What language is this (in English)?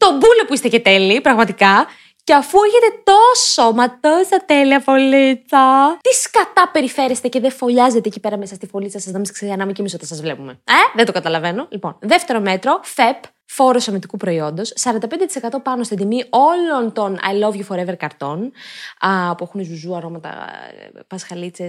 Greek